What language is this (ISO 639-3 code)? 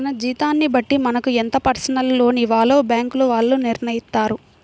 tel